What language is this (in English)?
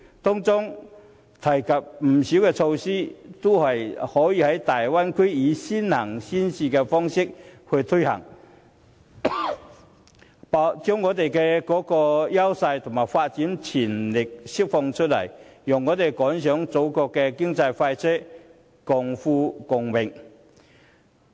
Cantonese